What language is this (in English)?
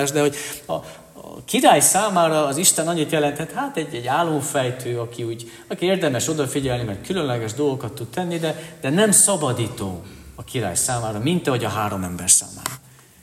Hungarian